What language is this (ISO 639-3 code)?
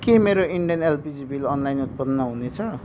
nep